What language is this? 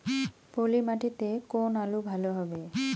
Bangla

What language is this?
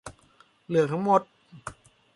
Thai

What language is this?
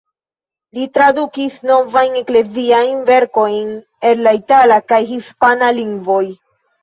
Esperanto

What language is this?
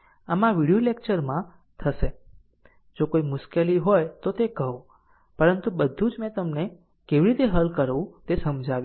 Gujarati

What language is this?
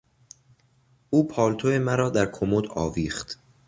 Persian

